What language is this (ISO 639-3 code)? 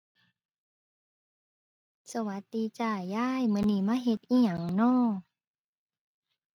tha